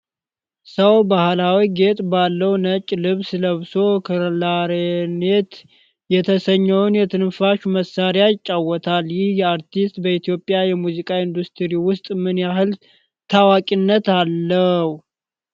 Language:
Amharic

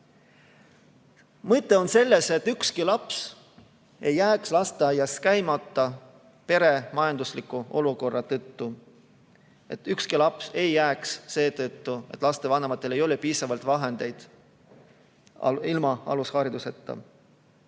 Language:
Estonian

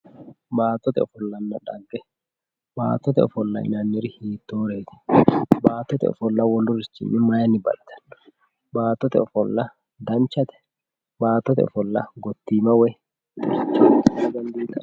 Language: Sidamo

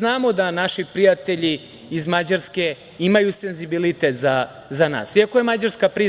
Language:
Serbian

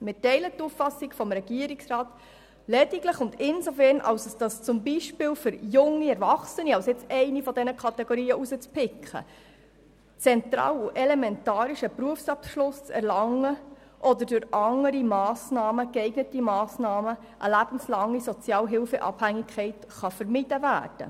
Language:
Swiss German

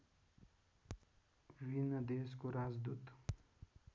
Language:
Nepali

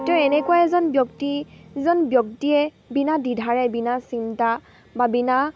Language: Assamese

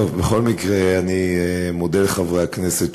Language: Hebrew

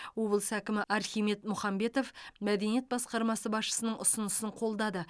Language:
Kazakh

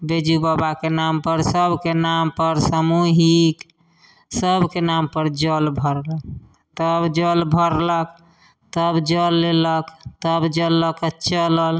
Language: Maithili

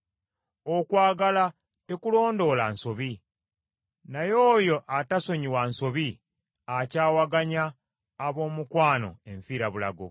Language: Ganda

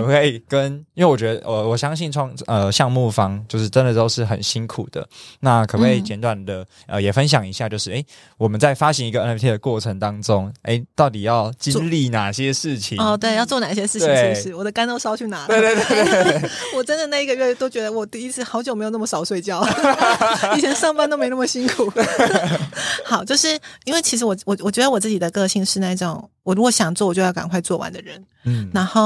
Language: Chinese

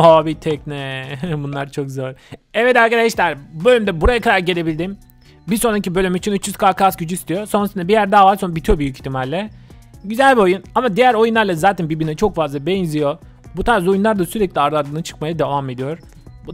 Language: Turkish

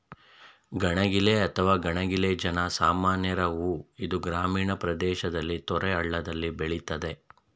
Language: Kannada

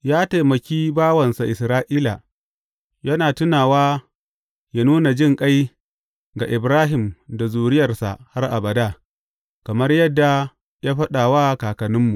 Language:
Hausa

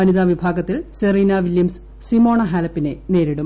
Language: Malayalam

